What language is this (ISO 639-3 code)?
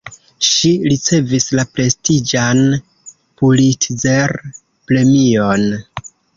epo